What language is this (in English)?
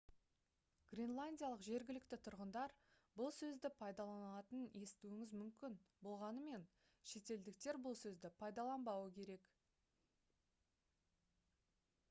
Kazakh